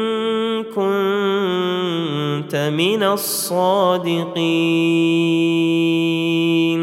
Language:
Arabic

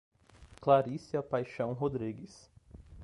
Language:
Portuguese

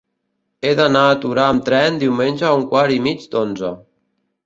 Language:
Catalan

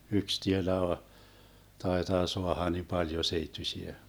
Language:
Finnish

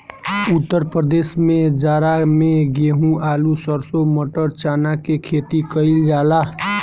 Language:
Bhojpuri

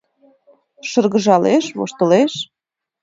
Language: Mari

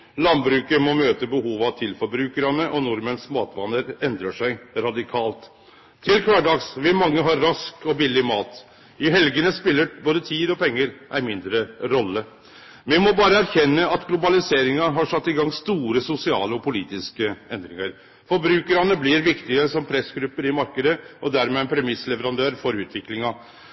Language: Norwegian Nynorsk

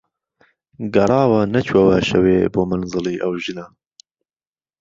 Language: Central Kurdish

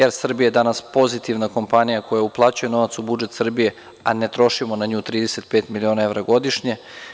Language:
Serbian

